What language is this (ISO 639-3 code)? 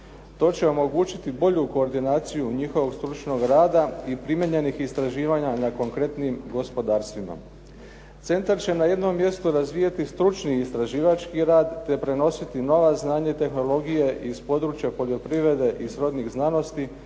hrv